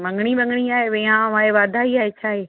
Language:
Sindhi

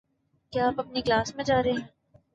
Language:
Urdu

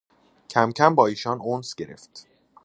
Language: Persian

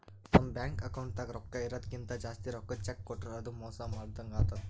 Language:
Kannada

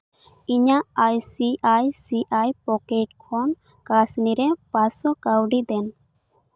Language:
Santali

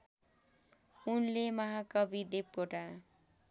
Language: Nepali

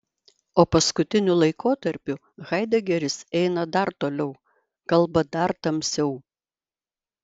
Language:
Lithuanian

